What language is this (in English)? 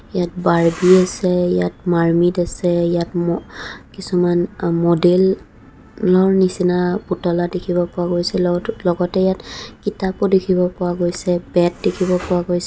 Assamese